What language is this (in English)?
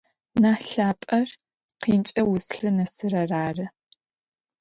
Adyghe